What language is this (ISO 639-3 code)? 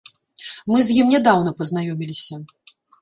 bel